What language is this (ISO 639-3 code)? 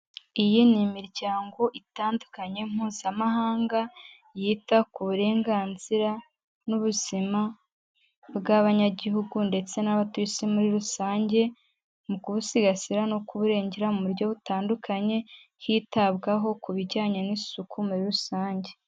kin